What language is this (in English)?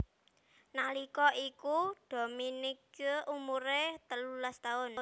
Javanese